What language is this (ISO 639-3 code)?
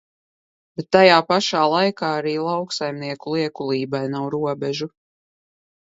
lav